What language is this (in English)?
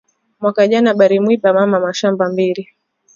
Swahili